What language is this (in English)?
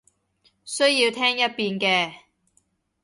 Cantonese